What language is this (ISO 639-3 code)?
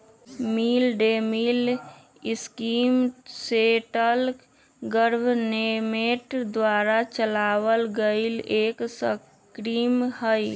mag